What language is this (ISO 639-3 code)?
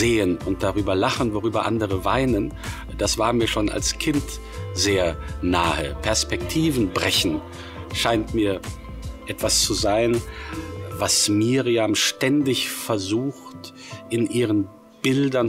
deu